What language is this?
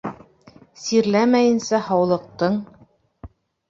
Bashkir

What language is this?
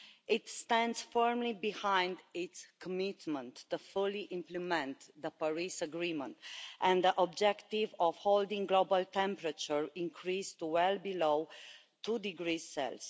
English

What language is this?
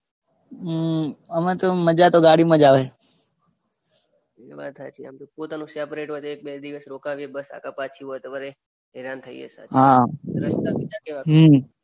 Gujarati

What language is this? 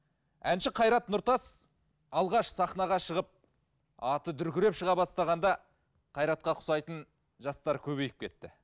Kazakh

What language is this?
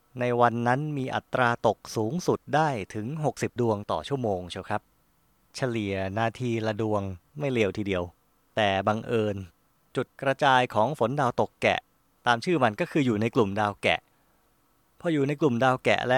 Thai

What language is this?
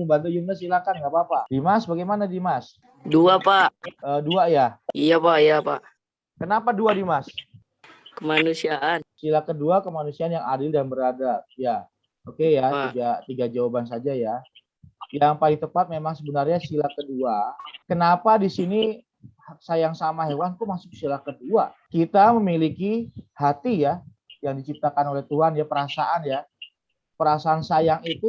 Indonesian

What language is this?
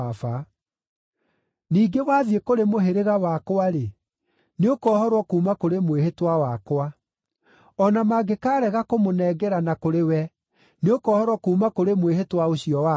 Kikuyu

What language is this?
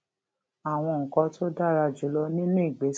Yoruba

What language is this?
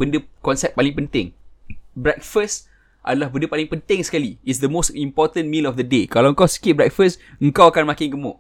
Malay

